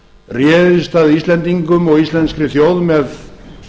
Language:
Icelandic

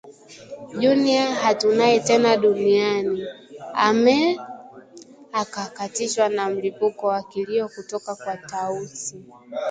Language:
Swahili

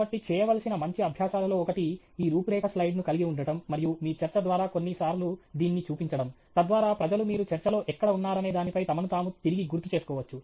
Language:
Telugu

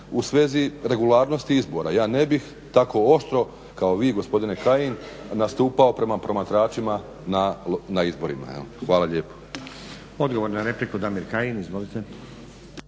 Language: Croatian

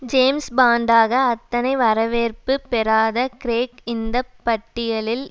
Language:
Tamil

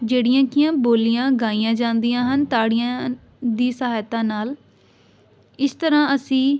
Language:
Punjabi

